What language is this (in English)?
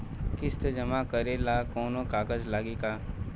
Bhojpuri